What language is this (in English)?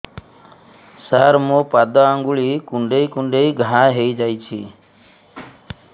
Odia